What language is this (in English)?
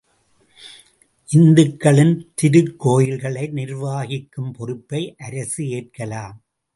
Tamil